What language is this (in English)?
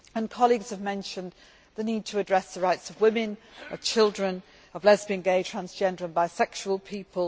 English